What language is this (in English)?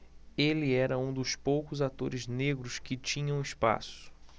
Portuguese